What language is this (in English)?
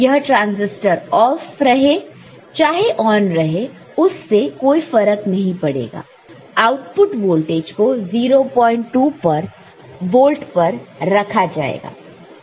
Hindi